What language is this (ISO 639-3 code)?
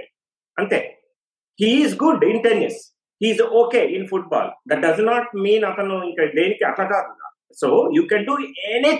tel